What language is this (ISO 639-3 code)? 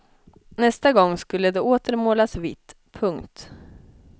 swe